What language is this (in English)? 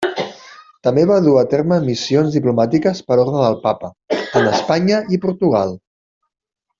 Catalan